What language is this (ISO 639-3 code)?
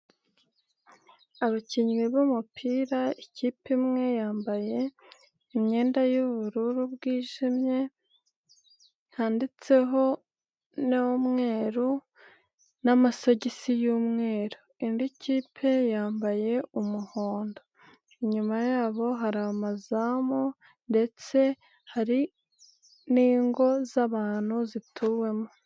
kin